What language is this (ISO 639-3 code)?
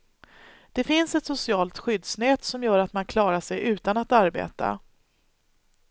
swe